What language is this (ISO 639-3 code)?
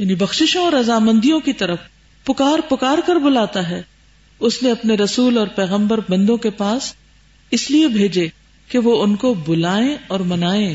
urd